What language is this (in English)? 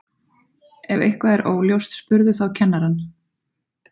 Icelandic